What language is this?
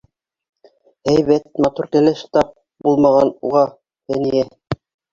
Bashkir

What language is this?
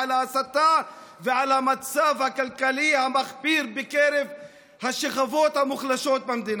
Hebrew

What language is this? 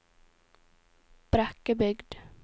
Norwegian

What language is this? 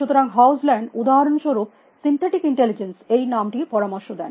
Bangla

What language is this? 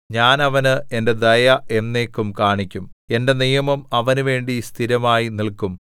Malayalam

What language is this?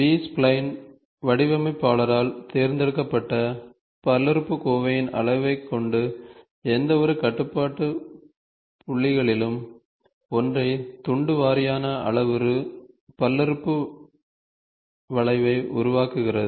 Tamil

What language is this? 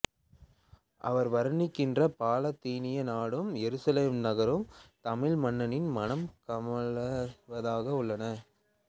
Tamil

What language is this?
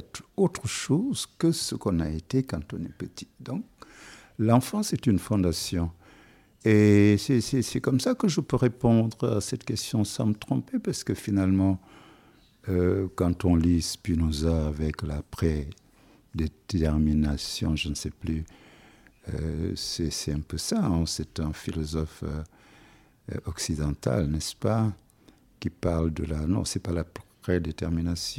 French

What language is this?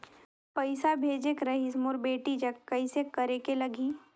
Chhattisgarhi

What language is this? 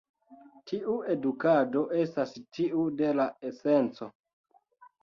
Esperanto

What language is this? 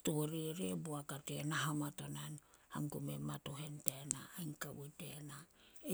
Solos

